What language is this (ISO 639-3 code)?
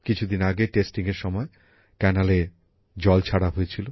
ben